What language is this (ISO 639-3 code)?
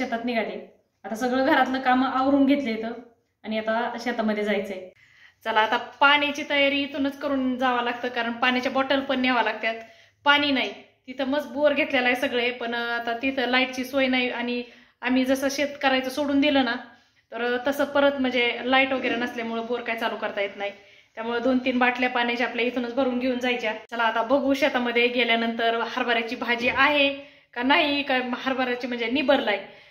mar